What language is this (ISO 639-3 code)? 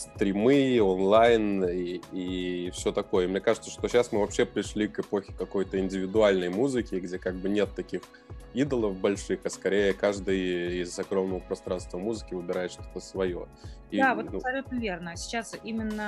rus